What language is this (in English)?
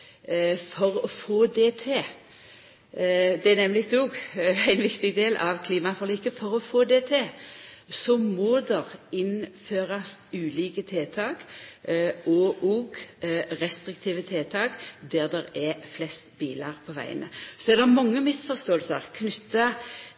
Norwegian Nynorsk